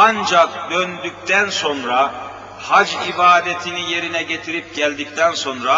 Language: Turkish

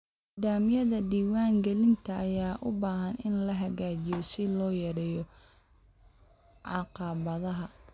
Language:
Somali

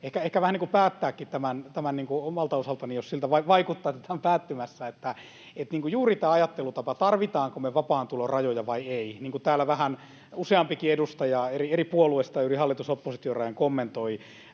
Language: Finnish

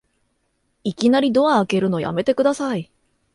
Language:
Japanese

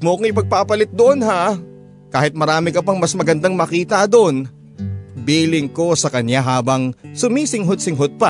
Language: Filipino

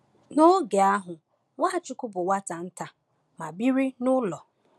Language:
Igbo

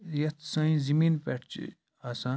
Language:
Kashmiri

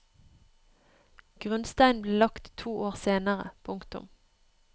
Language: Norwegian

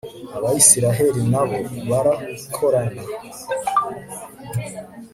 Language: Kinyarwanda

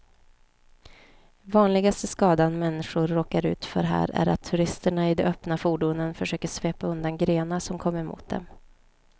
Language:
Swedish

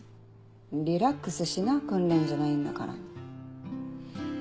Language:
Japanese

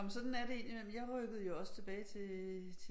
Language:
Danish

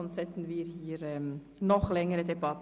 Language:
Swiss German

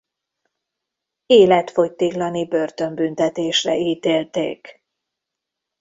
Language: Hungarian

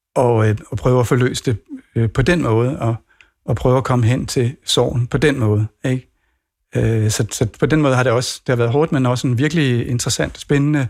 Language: Danish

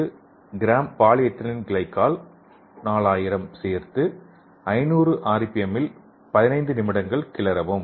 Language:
Tamil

